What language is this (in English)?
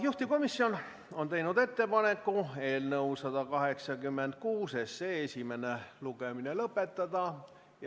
Estonian